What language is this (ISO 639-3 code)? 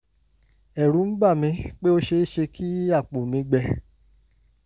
yor